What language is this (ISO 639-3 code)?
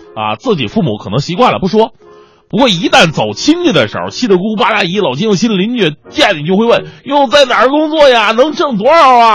zho